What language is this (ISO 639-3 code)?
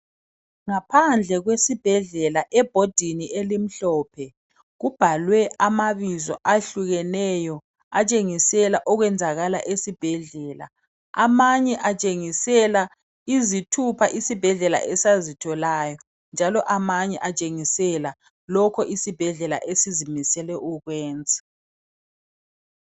nde